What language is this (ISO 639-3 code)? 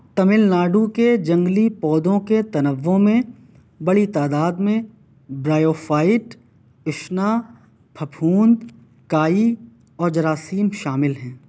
urd